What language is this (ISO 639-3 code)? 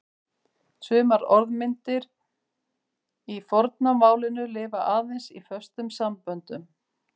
isl